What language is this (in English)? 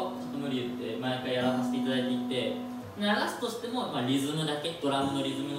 Japanese